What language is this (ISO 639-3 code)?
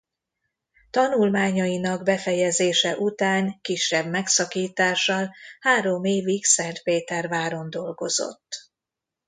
hun